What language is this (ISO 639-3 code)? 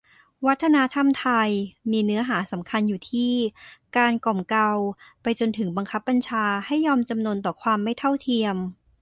tha